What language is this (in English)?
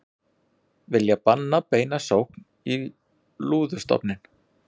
Icelandic